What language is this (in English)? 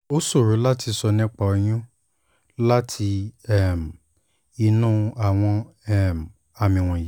Yoruba